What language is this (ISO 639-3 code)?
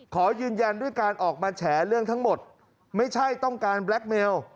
tha